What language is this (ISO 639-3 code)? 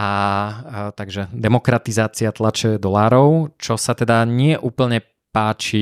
slk